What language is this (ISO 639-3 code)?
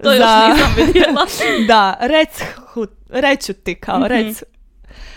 hrv